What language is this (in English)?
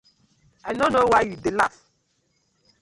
Nigerian Pidgin